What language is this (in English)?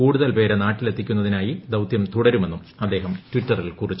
Malayalam